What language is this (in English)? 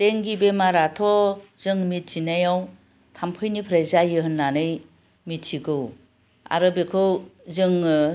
Bodo